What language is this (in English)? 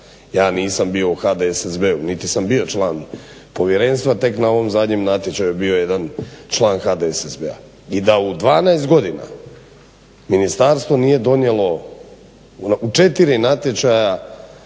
Croatian